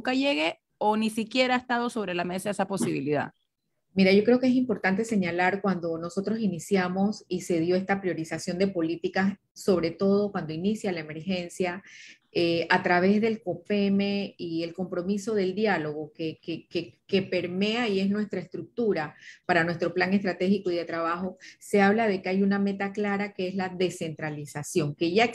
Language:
Spanish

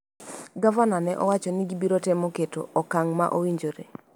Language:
Luo (Kenya and Tanzania)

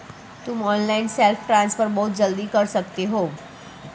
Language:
Hindi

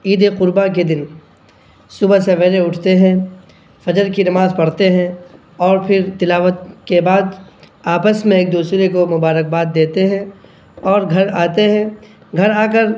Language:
Urdu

